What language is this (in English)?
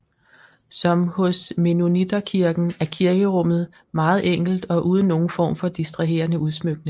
Danish